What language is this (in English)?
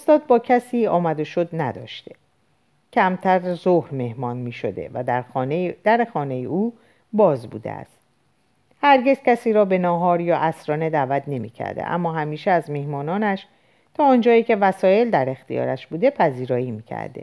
Persian